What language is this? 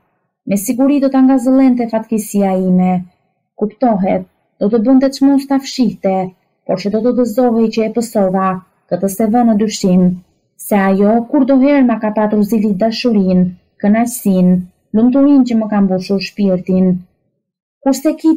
Romanian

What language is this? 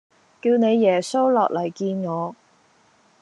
Cantonese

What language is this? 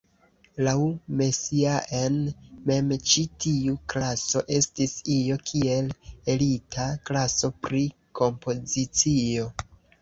Esperanto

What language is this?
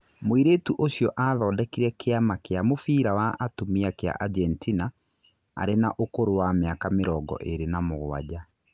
Kikuyu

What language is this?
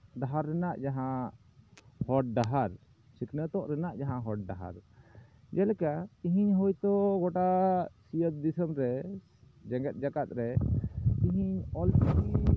Santali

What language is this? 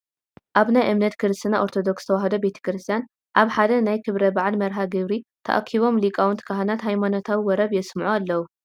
Tigrinya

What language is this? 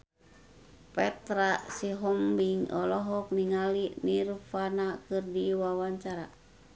Sundanese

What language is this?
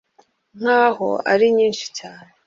Kinyarwanda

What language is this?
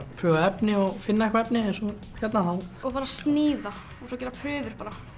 Icelandic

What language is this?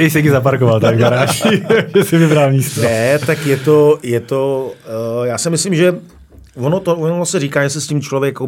Czech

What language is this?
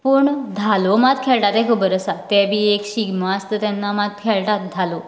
Konkani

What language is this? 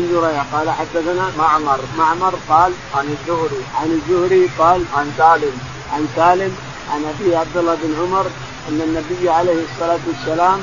Arabic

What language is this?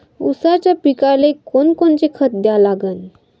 Marathi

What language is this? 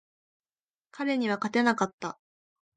Japanese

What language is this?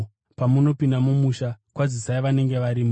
Shona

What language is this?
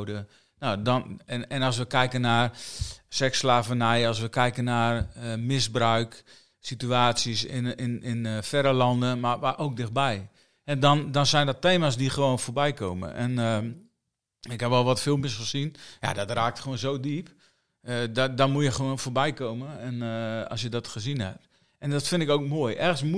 Dutch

